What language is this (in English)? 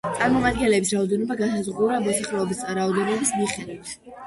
Georgian